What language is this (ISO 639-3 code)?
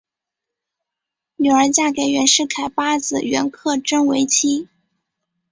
zho